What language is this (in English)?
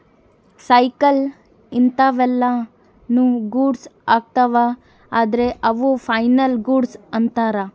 Kannada